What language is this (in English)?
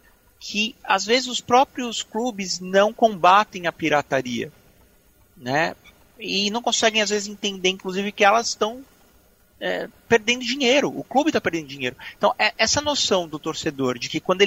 Portuguese